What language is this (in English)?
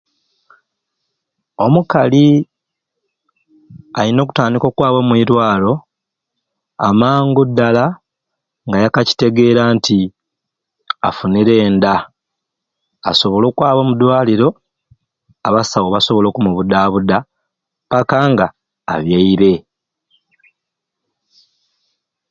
Ruuli